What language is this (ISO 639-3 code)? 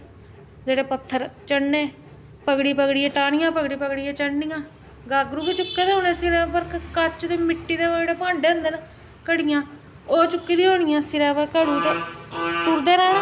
doi